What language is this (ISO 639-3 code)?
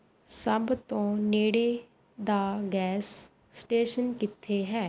pan